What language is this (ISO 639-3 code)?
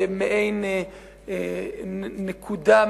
heb